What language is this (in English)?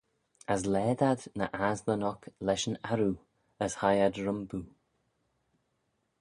Manx